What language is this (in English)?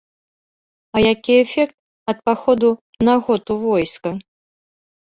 Belarusian